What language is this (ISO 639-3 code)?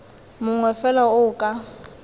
tsn